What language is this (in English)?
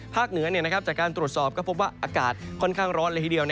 Thai